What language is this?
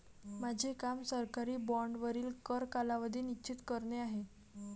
Marathi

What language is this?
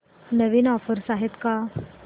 Marathi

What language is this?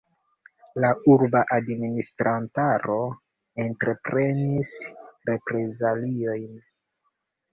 Esperanto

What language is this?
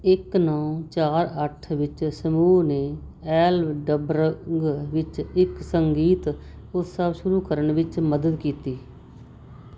Punjabi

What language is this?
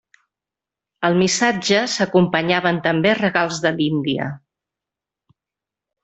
Catalan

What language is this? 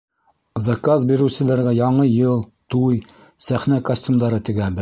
Bashkir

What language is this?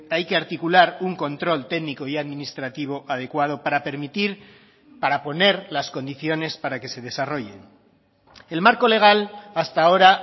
Spanish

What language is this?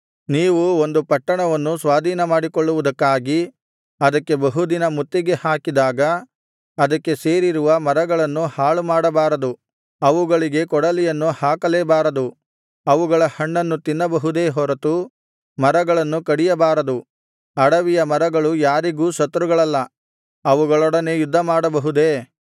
Kannada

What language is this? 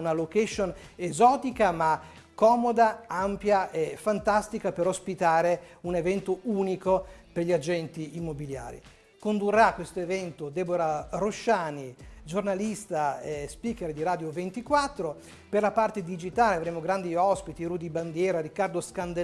Italian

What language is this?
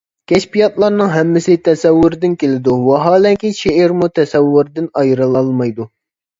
Uyghur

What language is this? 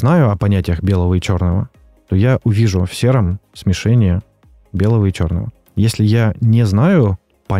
Russian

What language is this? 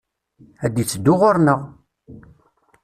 Kabyle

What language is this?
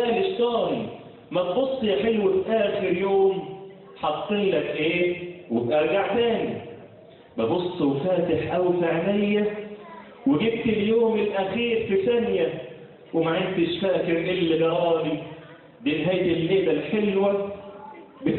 Arabic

